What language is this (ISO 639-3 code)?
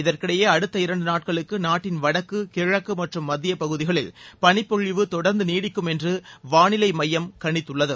tam